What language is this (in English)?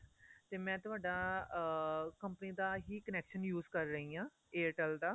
Punjabi